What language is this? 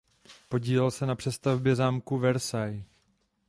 Czech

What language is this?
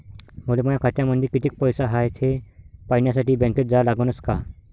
Marathi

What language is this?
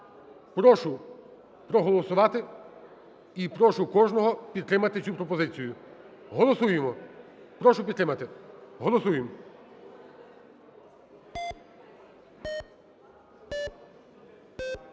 Ukrainian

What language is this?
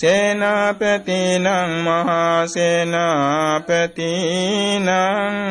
Vietnamese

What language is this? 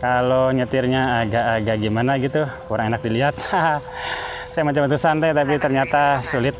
Indonesian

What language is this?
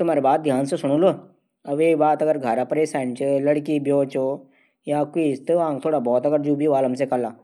Garhwali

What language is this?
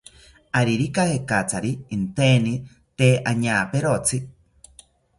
South Ucayali Ashéninka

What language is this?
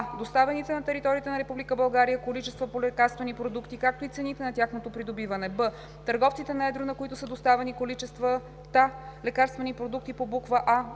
Bulgarian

